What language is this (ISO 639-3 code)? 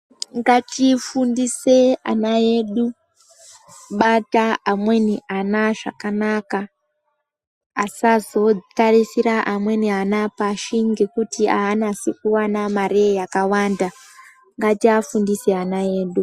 ndc